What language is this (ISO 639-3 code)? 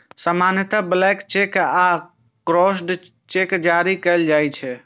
mai